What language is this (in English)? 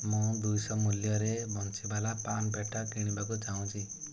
Odia